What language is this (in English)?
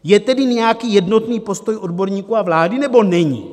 Czech